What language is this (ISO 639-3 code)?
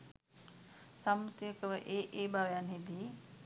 sin